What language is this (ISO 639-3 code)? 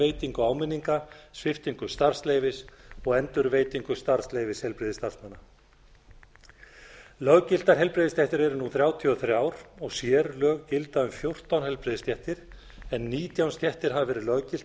isl